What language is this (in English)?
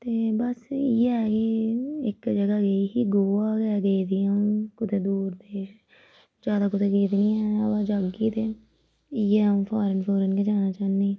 Dogri